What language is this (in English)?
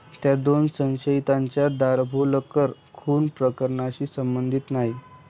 Marathi